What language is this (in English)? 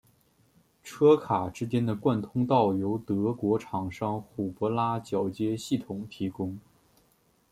Chinese